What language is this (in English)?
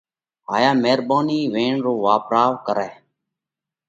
Parkari Koli